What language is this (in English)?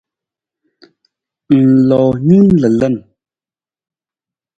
Nawdm